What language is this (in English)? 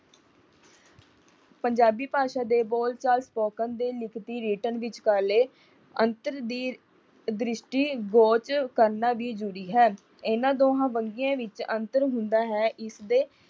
Punjabi